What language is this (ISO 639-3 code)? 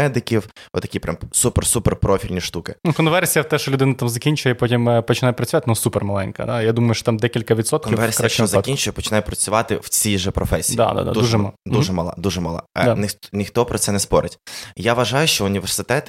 ukr